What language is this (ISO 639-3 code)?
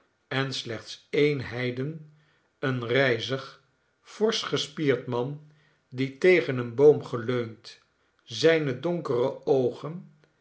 nld